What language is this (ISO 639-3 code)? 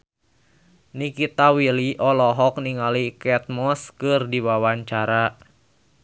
sun